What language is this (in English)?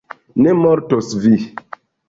Esperanto